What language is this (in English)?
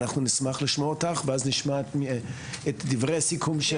Hebrew